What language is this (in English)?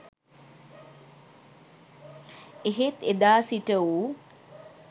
Sinhala